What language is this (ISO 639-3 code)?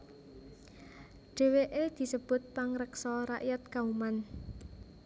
jav